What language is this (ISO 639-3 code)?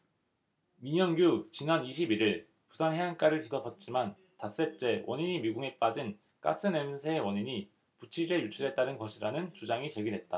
kor